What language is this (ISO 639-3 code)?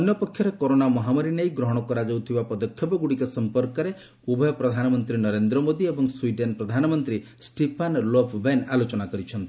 ori